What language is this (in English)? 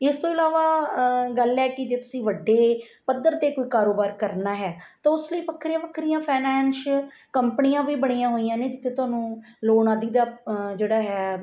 Punjabi